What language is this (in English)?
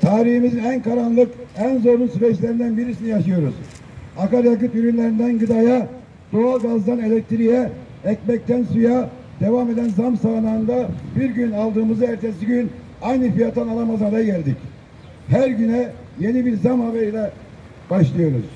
Turkish